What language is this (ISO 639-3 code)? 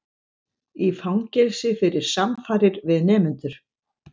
isl